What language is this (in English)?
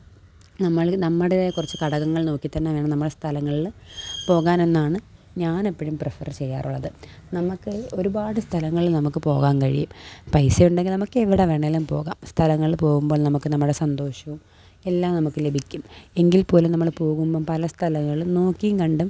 Malayalam